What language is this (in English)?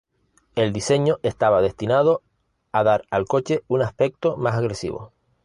Spanish